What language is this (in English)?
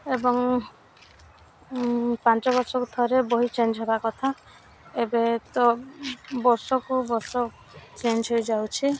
Odia